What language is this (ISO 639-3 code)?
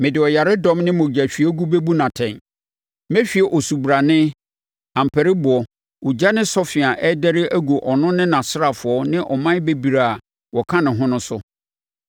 aka